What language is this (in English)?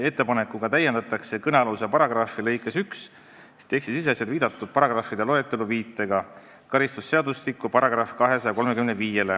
Estonian